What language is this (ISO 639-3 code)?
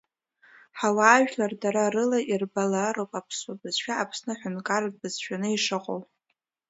abk